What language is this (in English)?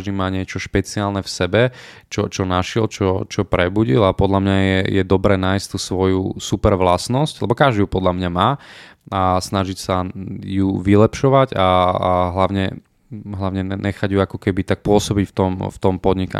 Slovak